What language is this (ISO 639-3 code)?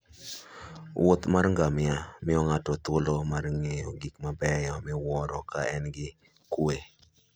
luo